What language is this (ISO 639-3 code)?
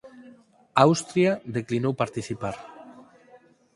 glg